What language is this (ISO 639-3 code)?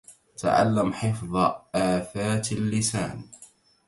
ara